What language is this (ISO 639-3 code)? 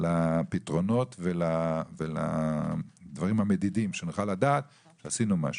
heb